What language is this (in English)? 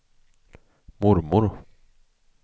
Swedish